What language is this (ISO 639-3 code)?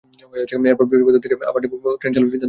ben